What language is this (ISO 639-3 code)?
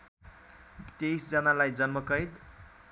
nep